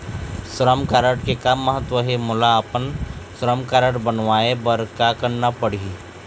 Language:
Chhattisgarhi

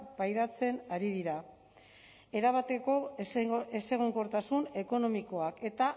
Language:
Basque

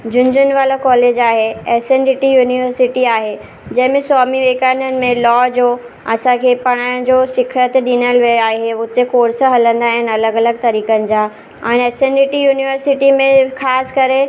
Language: Sindhi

